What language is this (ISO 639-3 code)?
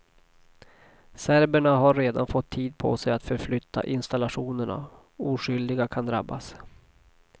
swe